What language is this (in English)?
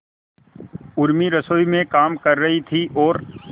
Hindi